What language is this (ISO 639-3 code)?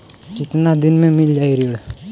bho